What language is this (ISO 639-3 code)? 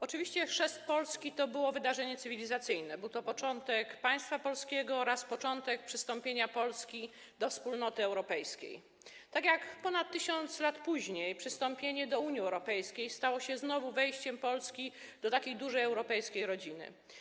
pol